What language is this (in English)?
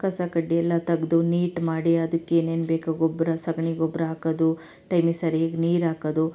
Kannada